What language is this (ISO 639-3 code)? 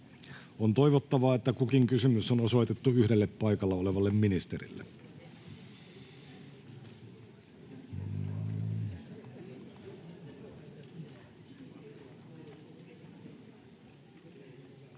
fin